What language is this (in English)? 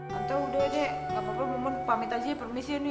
Indonesian